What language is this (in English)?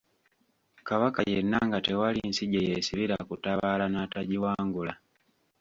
Ganda